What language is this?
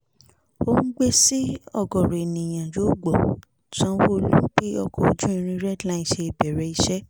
Yoruba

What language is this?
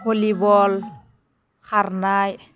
Bodo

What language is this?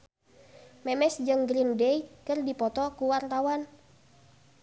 Sundanese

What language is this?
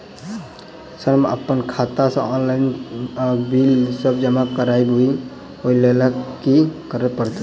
Maithili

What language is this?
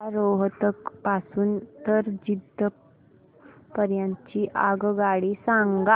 Marathi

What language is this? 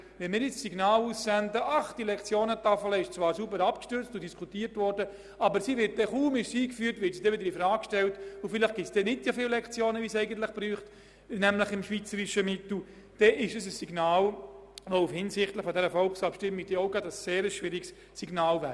Swiss German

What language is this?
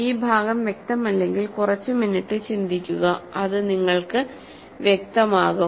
Malayalam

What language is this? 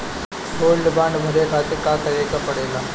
Bhojpuri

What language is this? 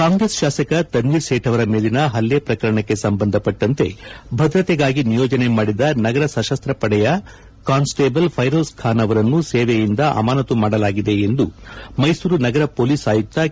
Kannada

